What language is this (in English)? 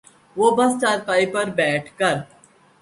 Urdu